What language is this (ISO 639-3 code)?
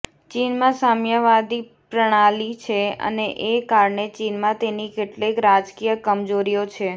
guj